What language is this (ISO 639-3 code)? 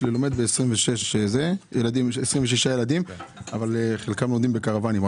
heb